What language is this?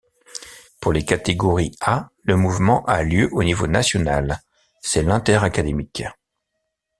French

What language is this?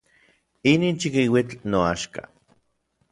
Orizaba Nahuatl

